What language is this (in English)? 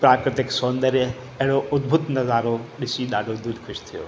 Sindhi